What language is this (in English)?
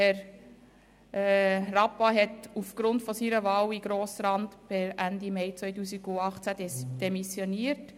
Swiss German